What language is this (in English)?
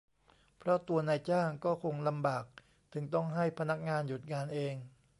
Thai